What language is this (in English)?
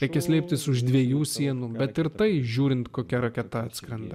Lithuanian